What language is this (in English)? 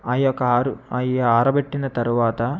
Telugu